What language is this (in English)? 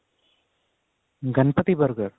Punjabi